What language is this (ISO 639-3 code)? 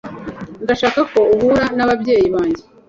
kin